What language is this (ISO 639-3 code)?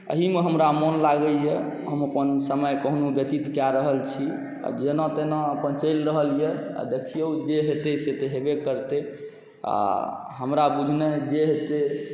mai